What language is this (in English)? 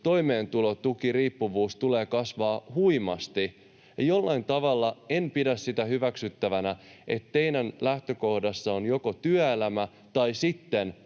Finnish